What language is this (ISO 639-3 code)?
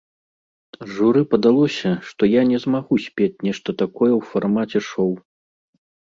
bel